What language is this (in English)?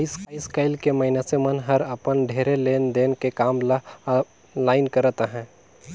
Chhattisgarhi